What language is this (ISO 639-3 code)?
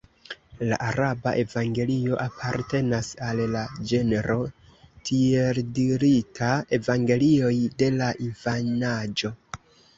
epo